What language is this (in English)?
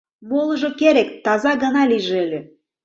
Mari